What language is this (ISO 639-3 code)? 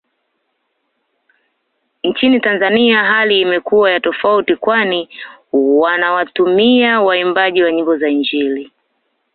swa